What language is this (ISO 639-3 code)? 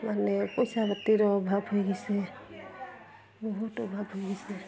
asm